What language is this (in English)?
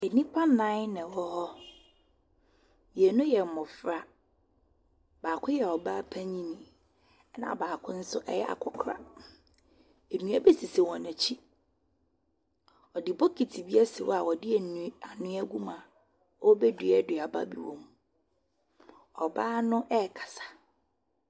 Akan